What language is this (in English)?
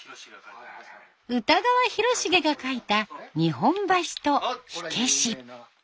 Japanese